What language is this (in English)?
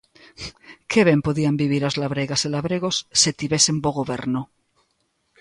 Galician